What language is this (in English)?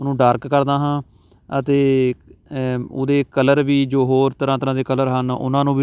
Punjabi